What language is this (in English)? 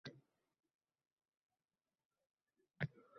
Uzbek